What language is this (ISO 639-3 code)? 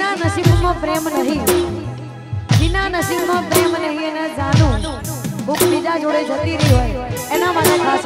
ara